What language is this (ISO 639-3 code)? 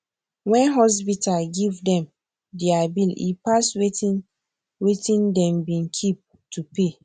pcm